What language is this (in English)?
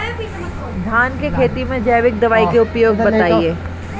Bhojpuri